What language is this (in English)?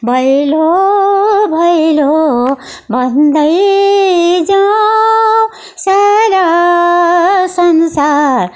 Nepali